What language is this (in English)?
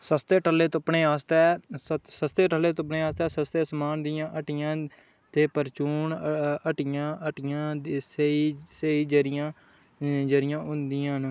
Dogri